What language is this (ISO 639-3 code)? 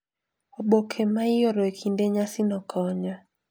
luo